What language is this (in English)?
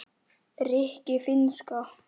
Icelandic